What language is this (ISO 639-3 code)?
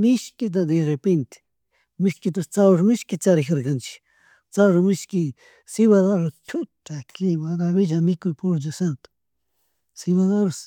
qug